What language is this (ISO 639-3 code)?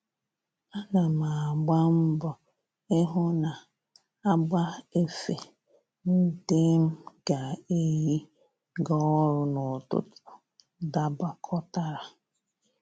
ibo